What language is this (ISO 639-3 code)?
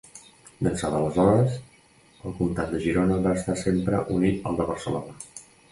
cat